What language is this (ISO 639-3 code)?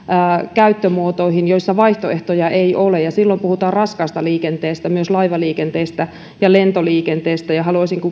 fin